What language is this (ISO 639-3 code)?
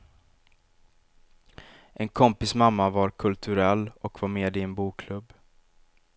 swe